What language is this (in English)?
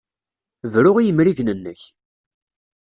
Kabyle